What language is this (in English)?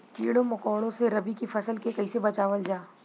Bhojpuri